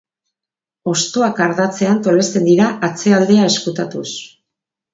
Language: Basque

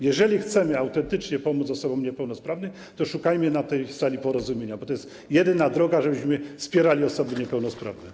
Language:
Polish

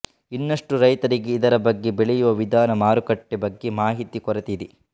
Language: Kannada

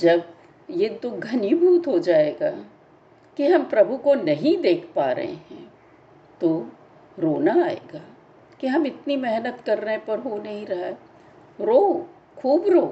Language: Hindi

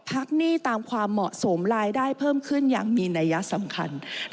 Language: Thai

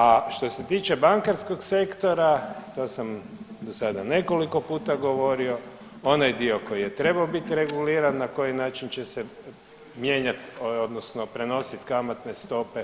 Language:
Croatian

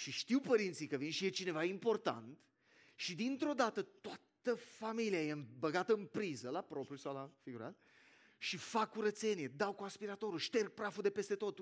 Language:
Romanian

